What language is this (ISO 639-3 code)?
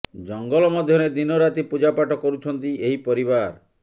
ori